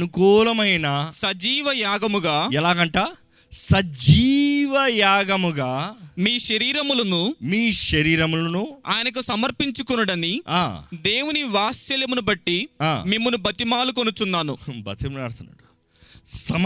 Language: Telugu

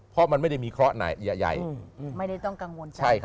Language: Thai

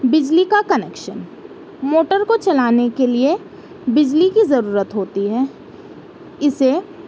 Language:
Urdu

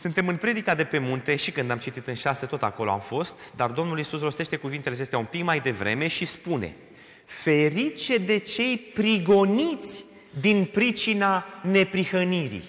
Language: Romanian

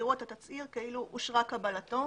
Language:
Hebrew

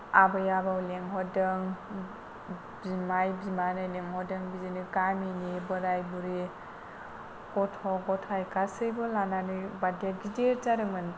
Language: Bodo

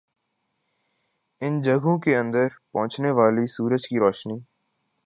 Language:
Urdu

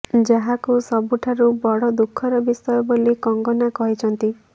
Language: Odia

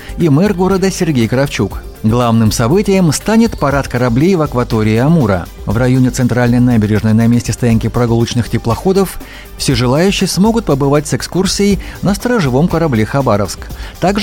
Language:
Russian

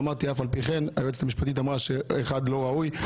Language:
Hebrew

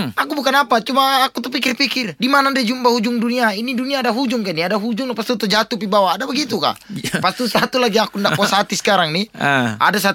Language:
Malay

